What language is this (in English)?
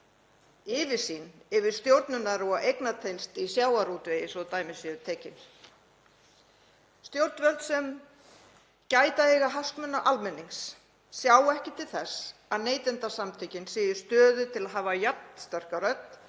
Icelandic